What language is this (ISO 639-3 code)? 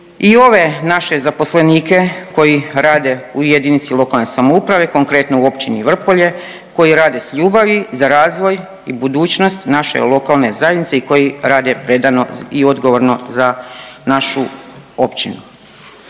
hrv